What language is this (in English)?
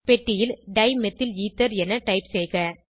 Tamil